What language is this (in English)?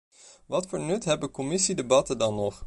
Dutch